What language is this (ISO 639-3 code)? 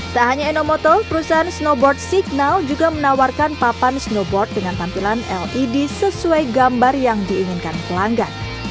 ind